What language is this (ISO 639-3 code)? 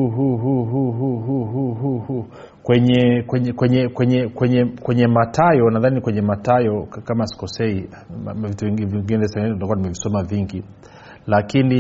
swa